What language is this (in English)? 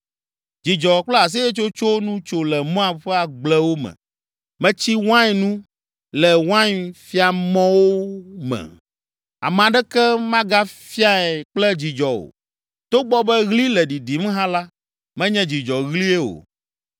Ewe